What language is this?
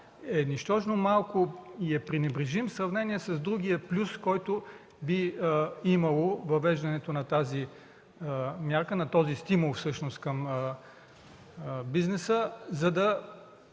Bulgarian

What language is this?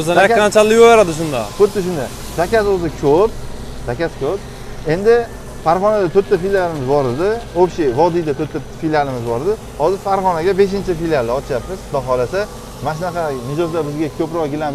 Turkish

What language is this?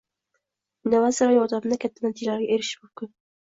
Uzbek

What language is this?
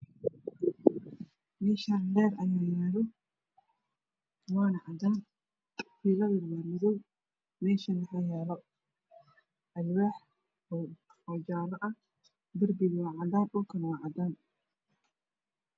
Somali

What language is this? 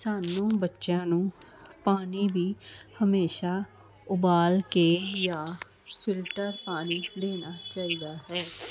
Punjabi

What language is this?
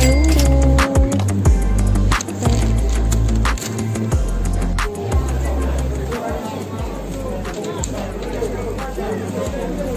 Indonesian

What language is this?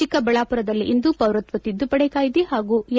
Kannada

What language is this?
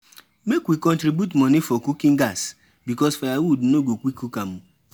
Nigerian Pidgin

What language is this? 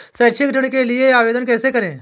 Hindi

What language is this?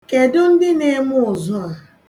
Igbo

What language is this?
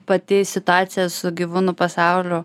Lithuanian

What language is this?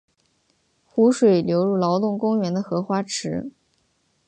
Chinese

